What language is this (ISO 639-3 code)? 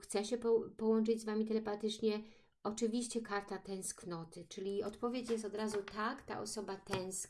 pol